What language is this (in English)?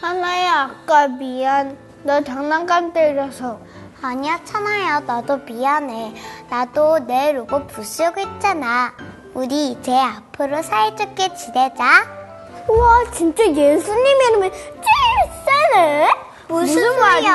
Korean